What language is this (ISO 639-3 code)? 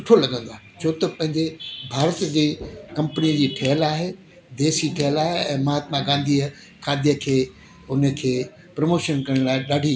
snd